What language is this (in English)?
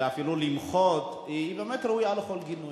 Hebrew